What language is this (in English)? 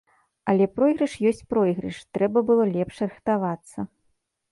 Belarusian